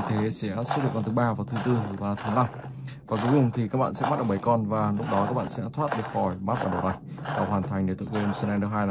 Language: Vietnamese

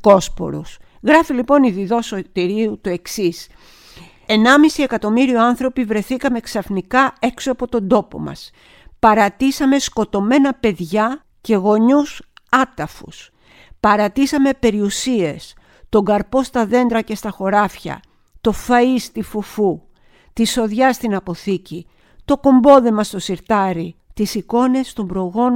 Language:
Greek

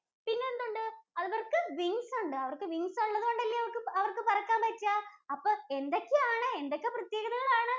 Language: Malayalam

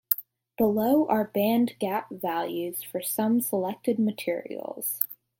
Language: English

